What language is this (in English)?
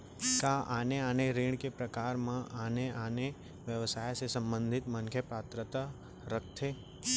Chhattisgarhi